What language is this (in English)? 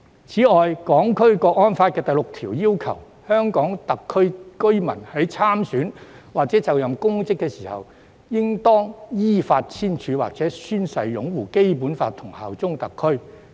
Cantonese